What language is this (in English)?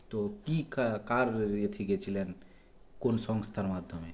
Bangla